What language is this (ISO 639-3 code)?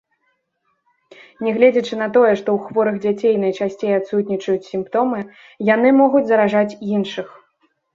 bel